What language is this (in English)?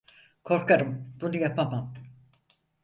Turkish